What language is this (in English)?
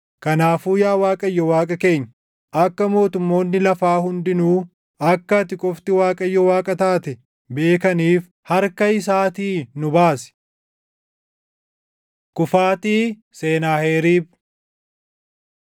Oromo